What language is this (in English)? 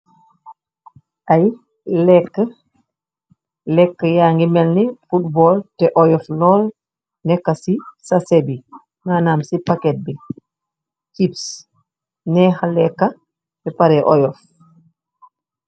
Wolof